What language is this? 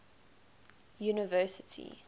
English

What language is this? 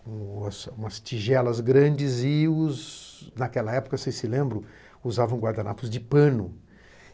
Portuguese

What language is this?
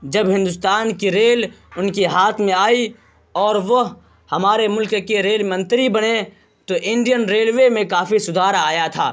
Urdu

